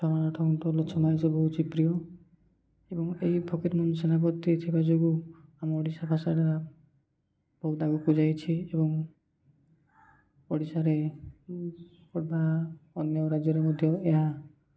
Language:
Odia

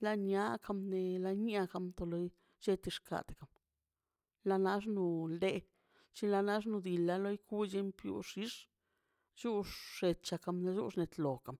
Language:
Mazaltepec Zapotec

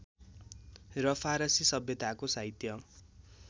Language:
Nepali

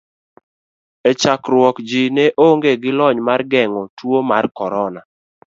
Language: Luo (Kenya and Tanzania)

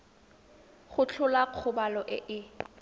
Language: Tswana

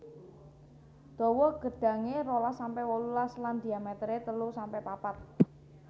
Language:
Javanese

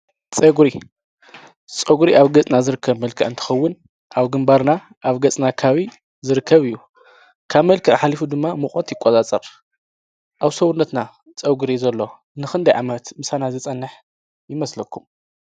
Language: Tigrinya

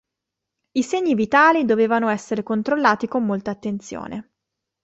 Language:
Italian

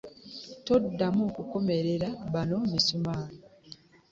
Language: Ganda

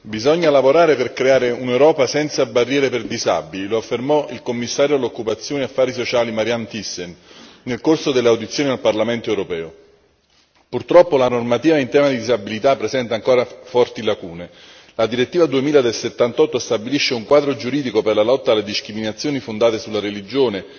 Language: Italian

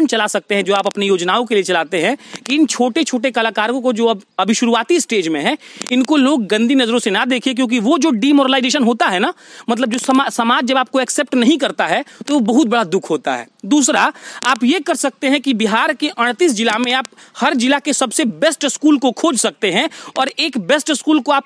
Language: Hindi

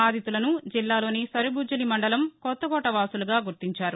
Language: Telugu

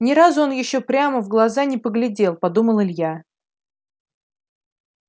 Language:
Russian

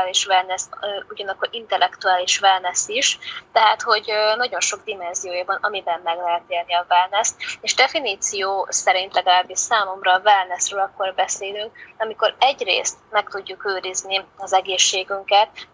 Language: Hungarian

